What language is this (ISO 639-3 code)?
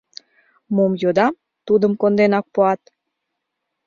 chm